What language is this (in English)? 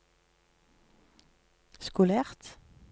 Norwegian